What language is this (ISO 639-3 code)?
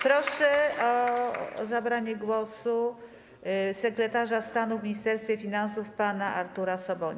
pol